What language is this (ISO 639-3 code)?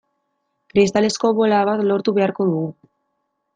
eus